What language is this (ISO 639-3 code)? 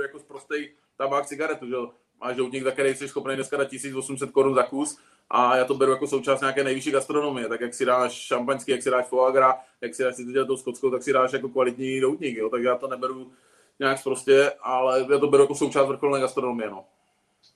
ces